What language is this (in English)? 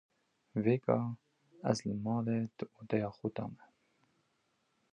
Kurdish